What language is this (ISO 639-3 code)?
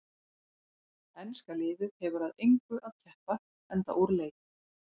isl